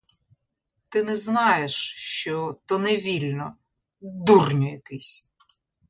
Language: Ukrainian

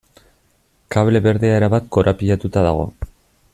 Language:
Basque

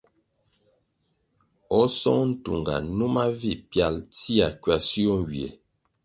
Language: Kwasio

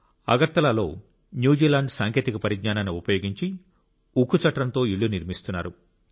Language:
Telugu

